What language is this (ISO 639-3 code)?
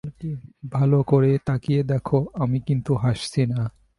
ben